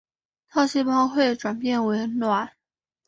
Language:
Chinese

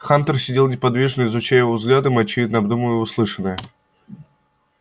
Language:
Russian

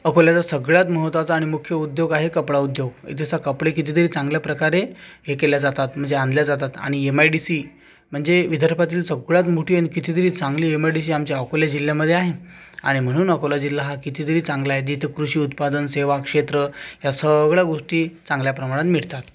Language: Marathi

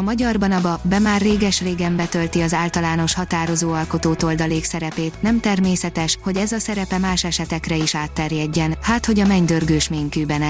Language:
Hungarian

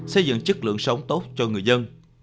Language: Vietnamese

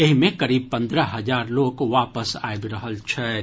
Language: Maithili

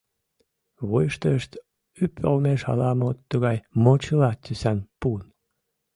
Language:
Mari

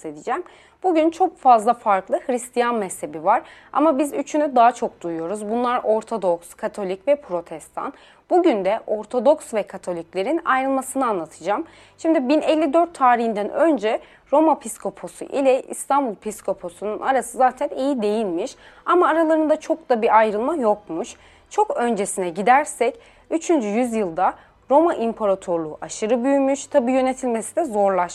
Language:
Turkish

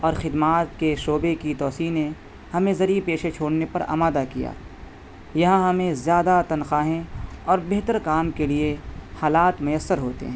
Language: Urdu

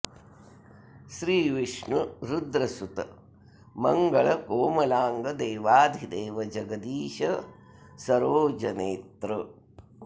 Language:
Sanskrit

